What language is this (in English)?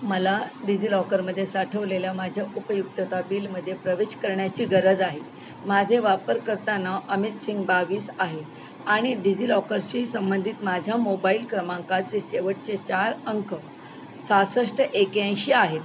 Marathi